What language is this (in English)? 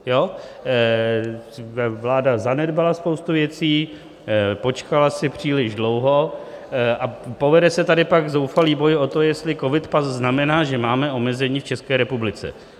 Czech